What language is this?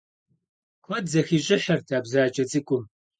Kabardian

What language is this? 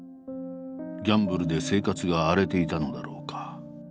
Japanese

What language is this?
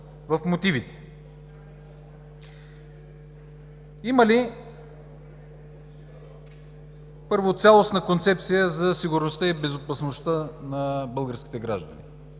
Bulgarian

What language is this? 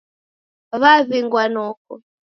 Taita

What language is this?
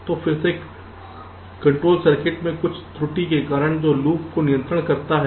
Hindi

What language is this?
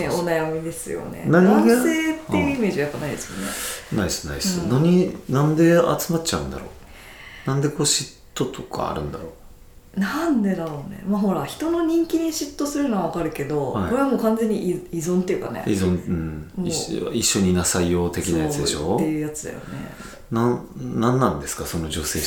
Japanese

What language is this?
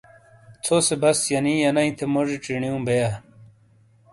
Shina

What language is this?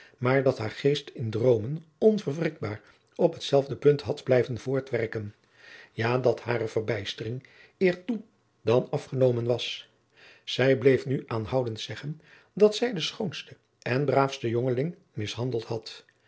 Dutch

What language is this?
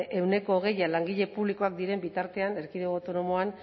Basque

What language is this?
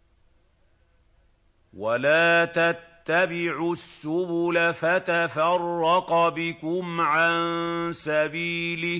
Arabic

